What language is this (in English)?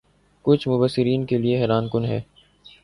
Urdu